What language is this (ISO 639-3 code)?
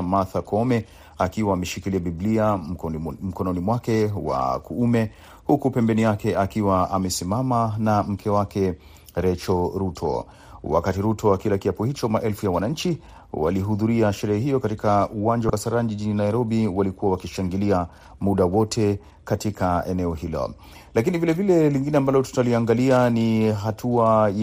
swa